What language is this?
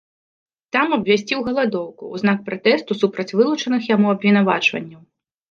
Belarusian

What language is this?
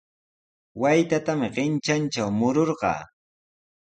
Sihuas Ancash Quechua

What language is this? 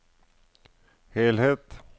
Norwegian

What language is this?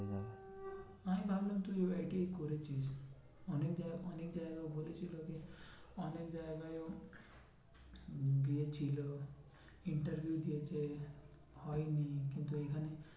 Bangla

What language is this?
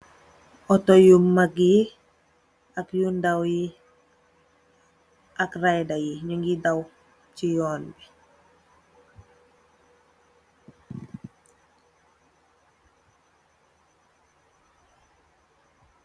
Wolof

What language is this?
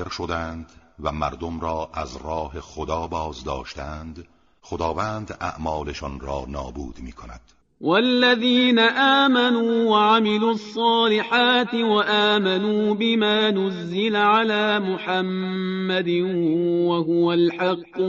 Persian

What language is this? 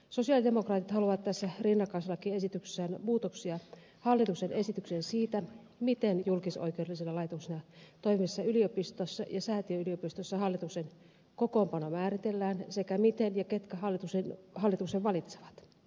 Finnish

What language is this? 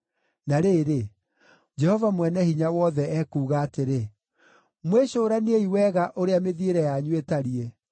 Kikuyu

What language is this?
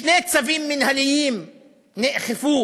Hebrew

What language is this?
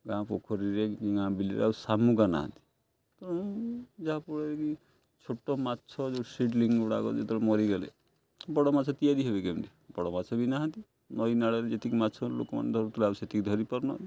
Odia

